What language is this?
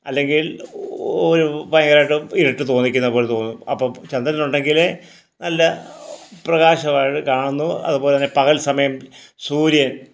Malayalam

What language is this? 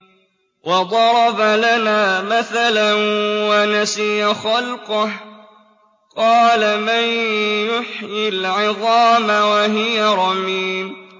Arabic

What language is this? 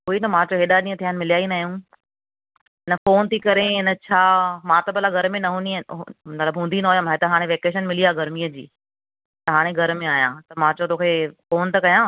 Sindhi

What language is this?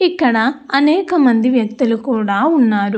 Telugu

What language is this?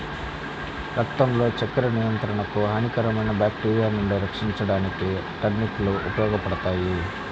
Telugu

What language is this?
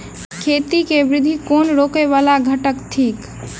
Maithili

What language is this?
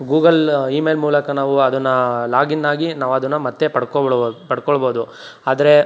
Kannada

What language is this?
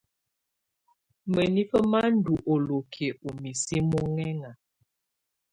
Tunen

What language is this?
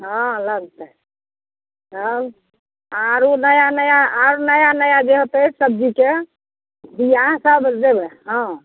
Maithili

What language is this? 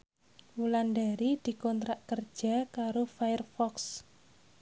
Javanese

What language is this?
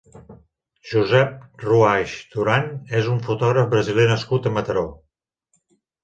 Catalan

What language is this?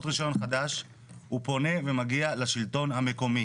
Hebrew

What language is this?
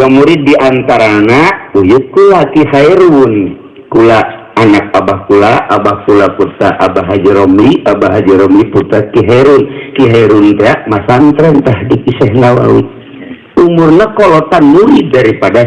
Indonesian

